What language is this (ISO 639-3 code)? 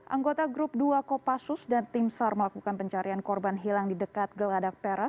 ind